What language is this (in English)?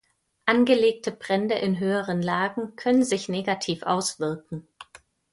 German